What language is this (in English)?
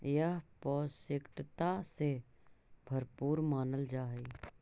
Magahi